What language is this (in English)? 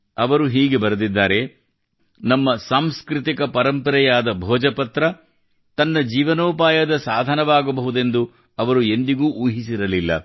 Kannada